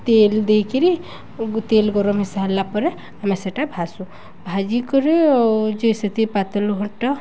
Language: Odia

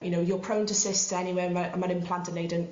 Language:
Welsh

